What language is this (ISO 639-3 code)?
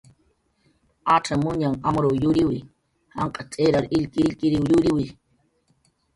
jqr